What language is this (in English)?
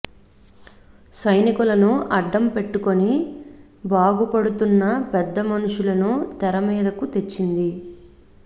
Telugu